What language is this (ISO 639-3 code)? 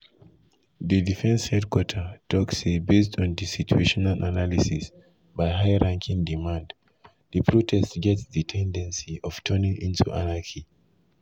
pcm